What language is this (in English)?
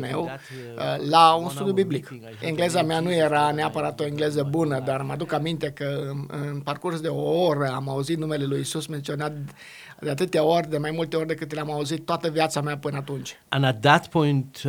Romanian